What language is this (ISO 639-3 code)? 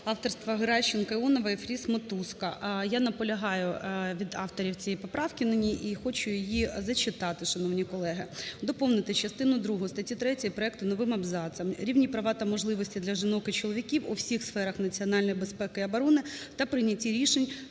ukr